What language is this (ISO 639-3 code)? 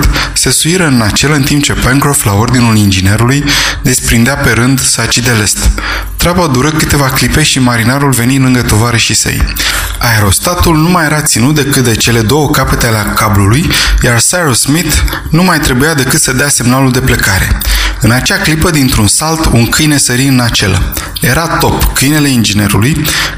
ron